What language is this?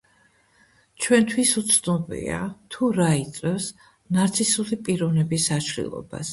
Georgian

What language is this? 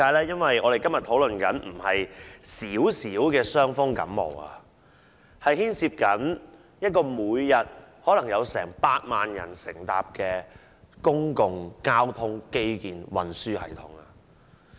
Cantonese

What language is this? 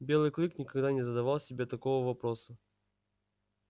Russian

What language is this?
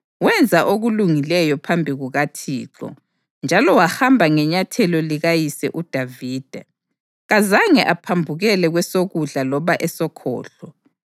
North Ndebele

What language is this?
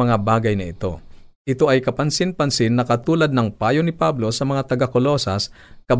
Filipino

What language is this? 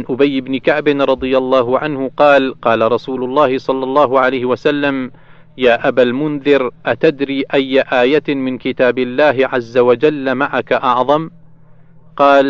Arabic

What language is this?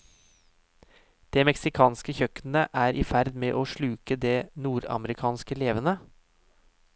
Norwegian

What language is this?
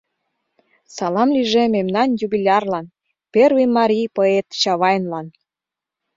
Mari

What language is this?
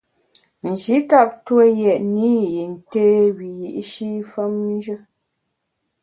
Bamun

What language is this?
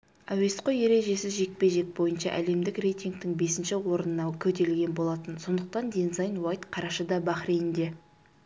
Kazakh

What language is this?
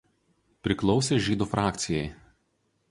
Lithuanian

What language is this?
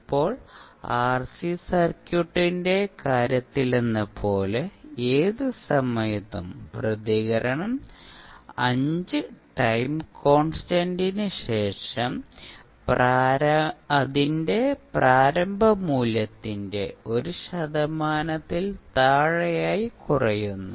Malayalam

